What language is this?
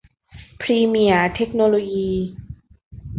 Thai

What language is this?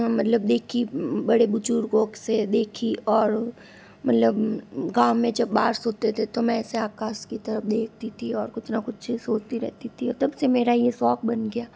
Hindi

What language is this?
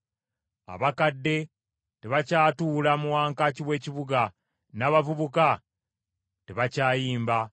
Ganda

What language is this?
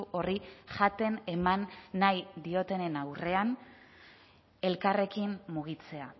Basque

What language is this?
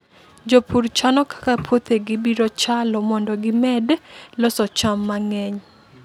Luo (Kenya and Tanzania)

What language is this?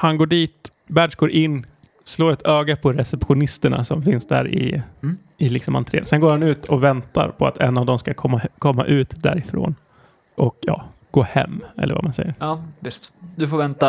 Swedish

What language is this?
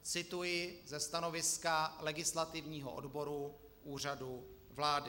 Czech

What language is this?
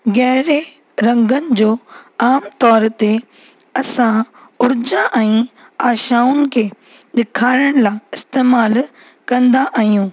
Sindhi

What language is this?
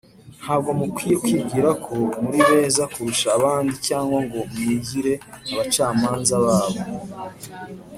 Kinyarwanda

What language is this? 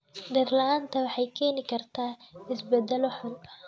Somali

